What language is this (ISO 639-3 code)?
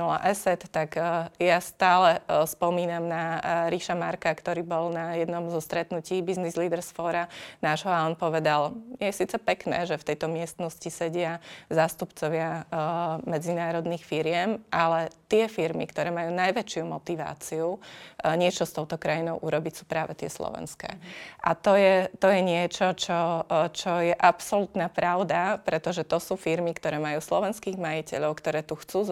slk